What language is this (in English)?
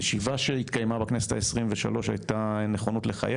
Hebrew